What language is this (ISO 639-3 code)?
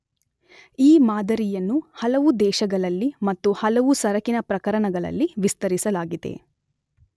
kan